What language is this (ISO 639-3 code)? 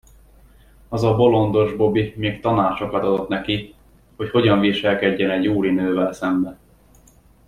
hun